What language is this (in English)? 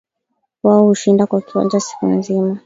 Swahili